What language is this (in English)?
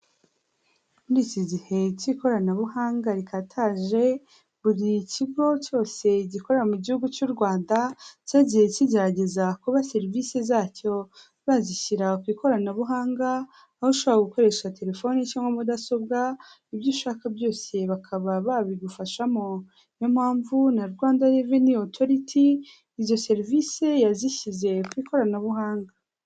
Kinyarwanda